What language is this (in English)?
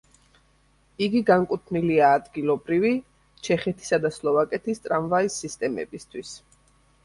Georgian